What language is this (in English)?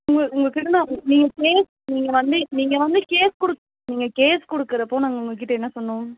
Tamil